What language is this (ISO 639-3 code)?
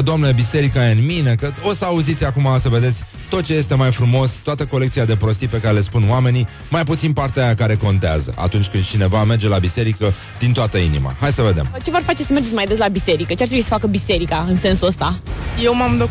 ron